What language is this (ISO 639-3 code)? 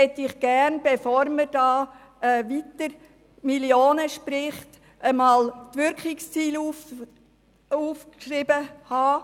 gsw